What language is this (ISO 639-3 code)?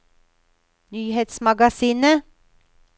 nor